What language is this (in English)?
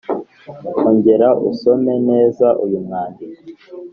Kinyarwanda